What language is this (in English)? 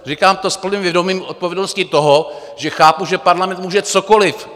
Czech